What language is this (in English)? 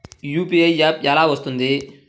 Telugu